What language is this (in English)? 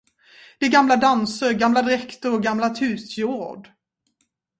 Swedish